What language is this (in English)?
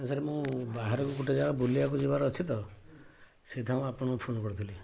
Odia